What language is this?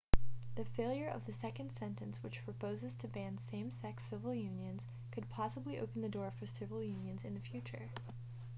English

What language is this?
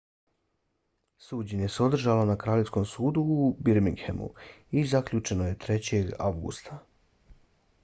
Bosnian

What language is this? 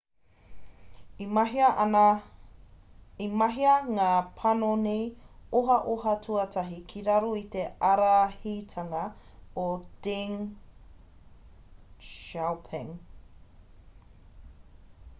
Māori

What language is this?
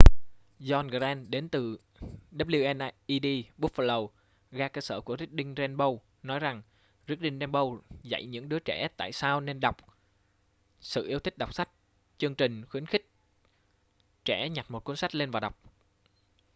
Vietnamese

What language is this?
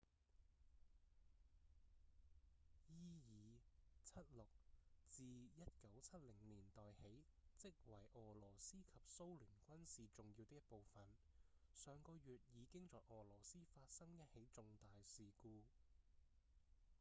Cantonese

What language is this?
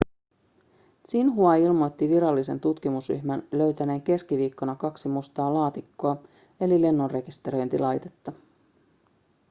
Finnish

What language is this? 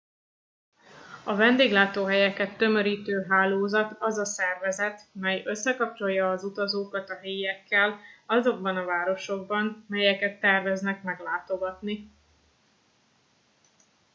Hungarian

